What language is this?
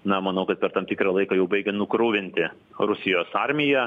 Lithuanian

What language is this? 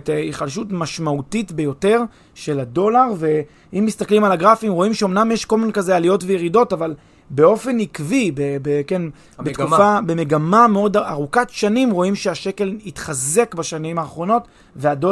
Hebrew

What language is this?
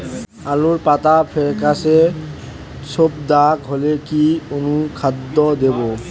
Bangla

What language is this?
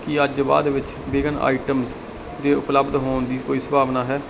Punjabi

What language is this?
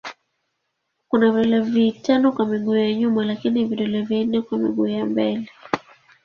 Swahili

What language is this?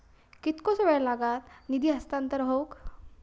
Marathi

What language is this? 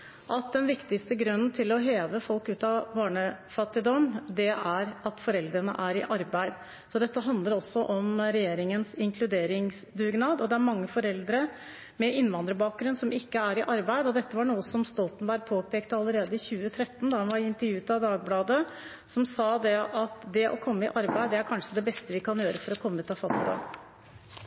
Norwegian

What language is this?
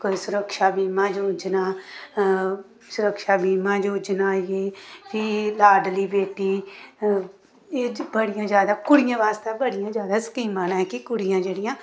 Dogri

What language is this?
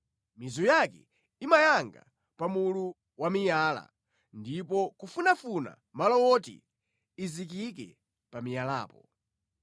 Nyanja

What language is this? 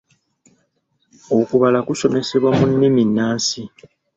Ganda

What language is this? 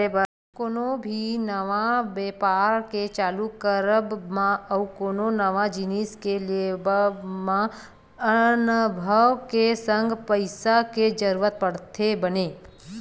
Chhattisgarhi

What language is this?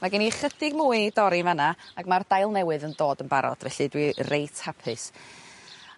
Welsh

